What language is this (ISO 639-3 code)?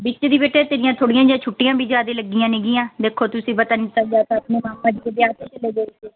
pan